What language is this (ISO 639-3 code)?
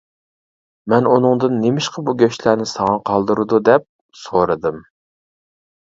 uig